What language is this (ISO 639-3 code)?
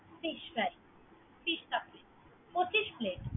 ben